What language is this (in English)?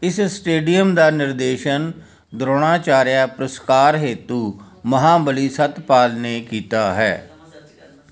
Punjabi